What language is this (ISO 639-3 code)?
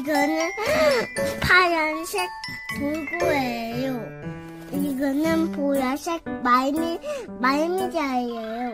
kor